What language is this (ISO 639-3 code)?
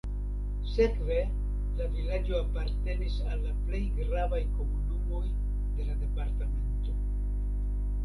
epo